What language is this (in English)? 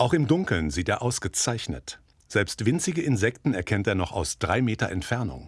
German